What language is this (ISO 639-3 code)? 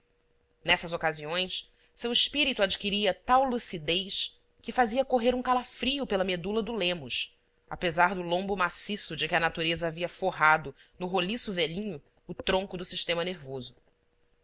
por